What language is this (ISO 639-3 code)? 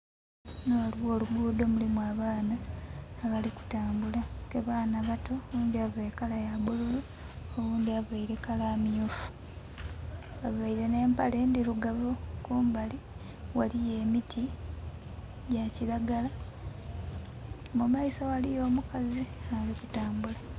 xog